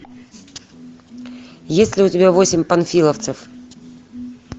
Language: Russian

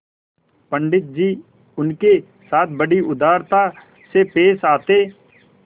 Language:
Hindi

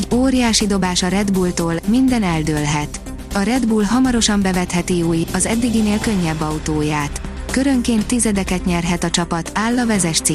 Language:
Hungarian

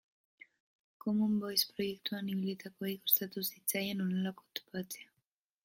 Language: Basque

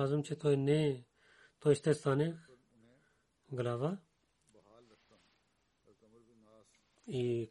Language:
Bulgarian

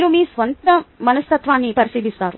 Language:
Telugu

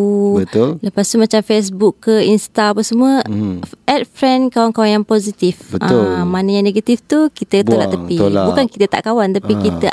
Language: Malay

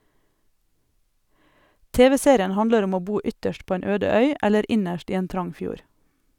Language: Norwegian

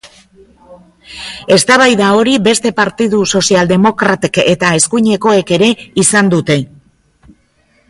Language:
Basque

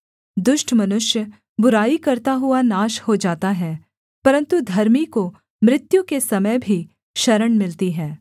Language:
Hindi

